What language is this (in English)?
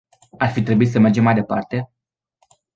Romanian